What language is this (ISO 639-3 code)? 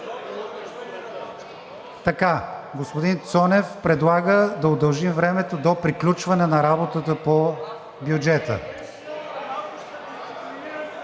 bul